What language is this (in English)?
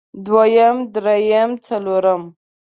Pashto